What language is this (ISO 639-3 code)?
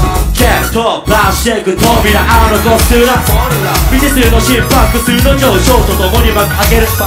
jpn